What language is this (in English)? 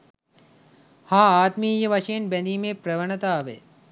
Sinhala